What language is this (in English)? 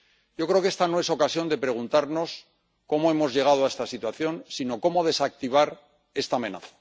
Spanish